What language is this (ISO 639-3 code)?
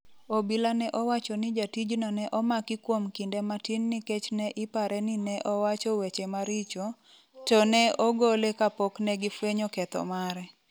luo